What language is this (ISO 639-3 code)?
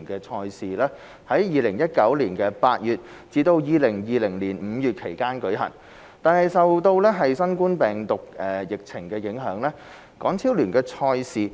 yue